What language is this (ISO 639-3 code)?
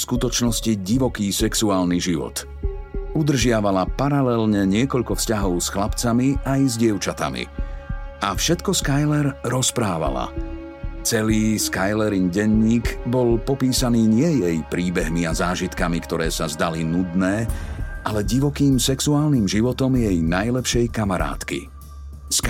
slk